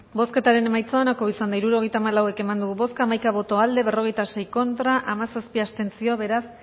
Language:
Basque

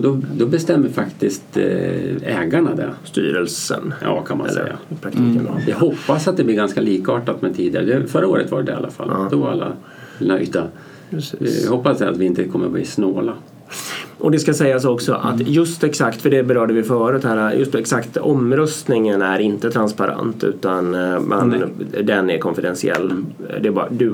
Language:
Swedish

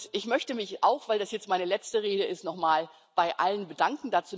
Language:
German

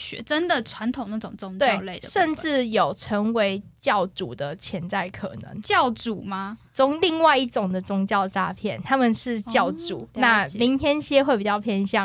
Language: Chinese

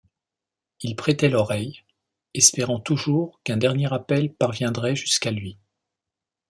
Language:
French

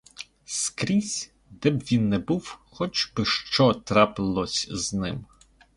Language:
Ukrainian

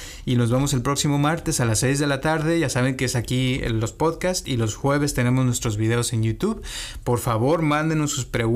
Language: Spanish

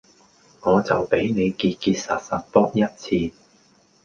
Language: Cantonese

